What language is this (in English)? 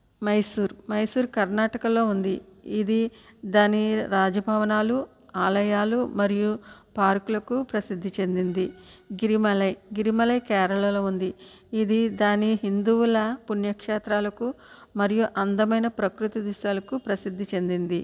Telugu